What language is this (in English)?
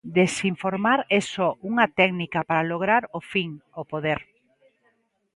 Galician